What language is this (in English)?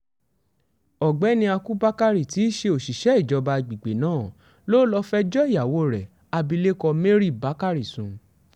Yoruba